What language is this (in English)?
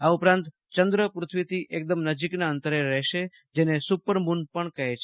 Gujarati